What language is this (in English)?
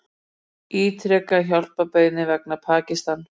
Icelandic